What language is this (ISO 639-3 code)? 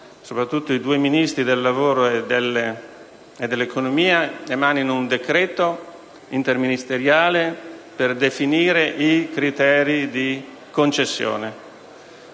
ita